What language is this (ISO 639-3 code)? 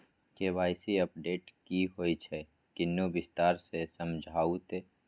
mai